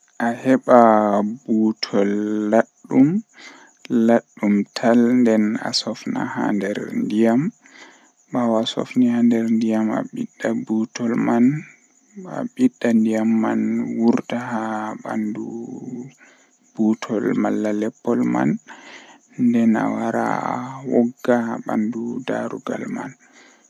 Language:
Western Niger Fulfulde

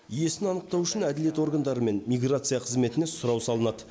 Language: Kazakh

